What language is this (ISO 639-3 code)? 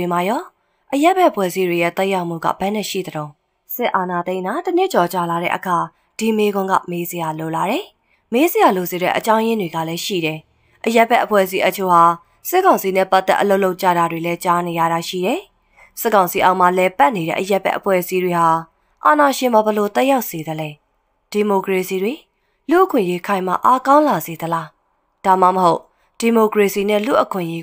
eng